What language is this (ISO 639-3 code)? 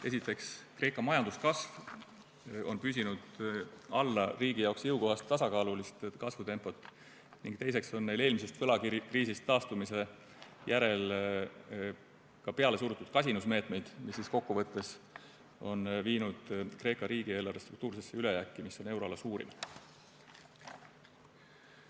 est